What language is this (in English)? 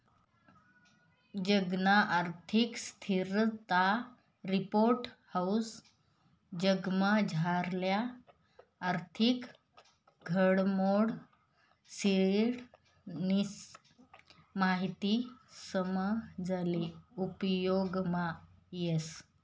Marathi